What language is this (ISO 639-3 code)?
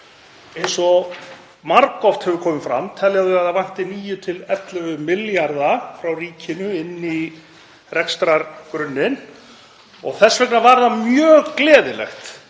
isl